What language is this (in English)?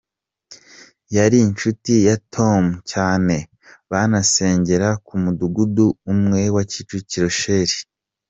Kinyarwanda